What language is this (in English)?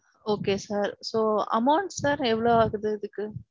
Tamil